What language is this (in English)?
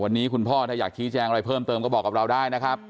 Thai